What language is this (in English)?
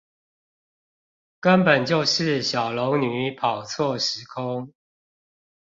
Chinese